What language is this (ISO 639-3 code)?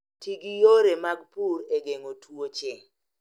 luo